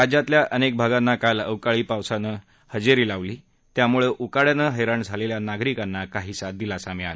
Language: Marathi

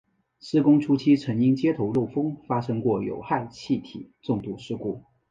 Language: Chinese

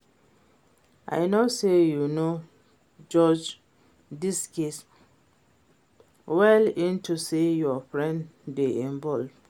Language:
Nigerian Pidgin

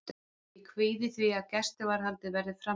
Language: Icelandic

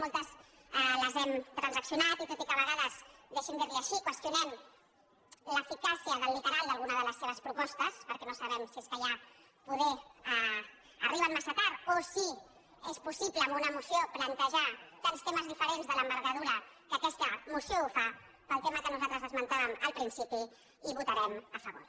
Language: Catalan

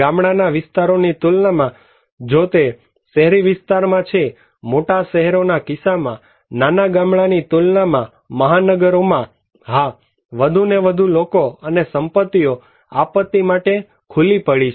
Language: Gujarati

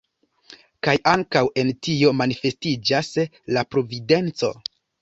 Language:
Esperanto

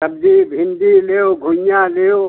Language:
Hindi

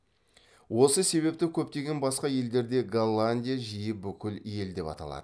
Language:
Kazakh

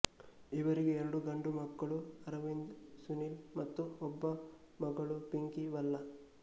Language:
Kannada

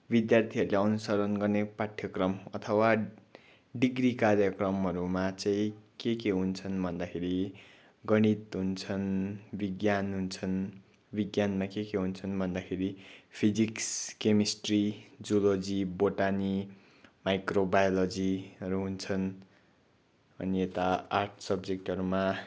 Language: Nepali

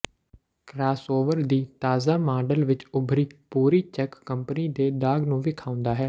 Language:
Punjabi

